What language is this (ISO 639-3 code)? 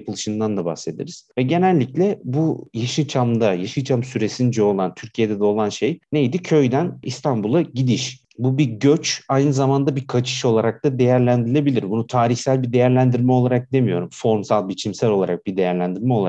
tur